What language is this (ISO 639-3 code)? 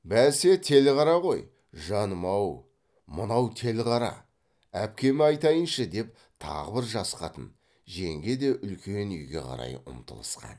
kaz